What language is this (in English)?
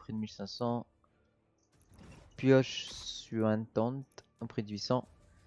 French